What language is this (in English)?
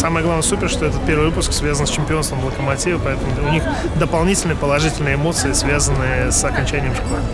Russian